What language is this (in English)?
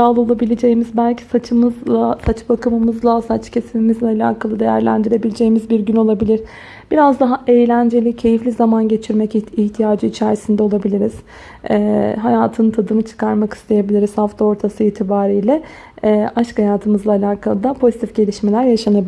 Turkish